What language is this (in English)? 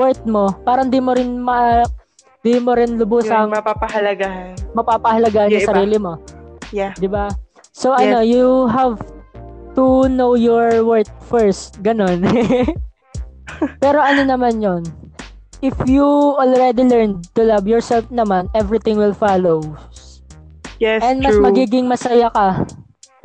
Filipino